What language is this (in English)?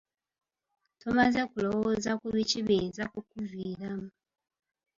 Ganda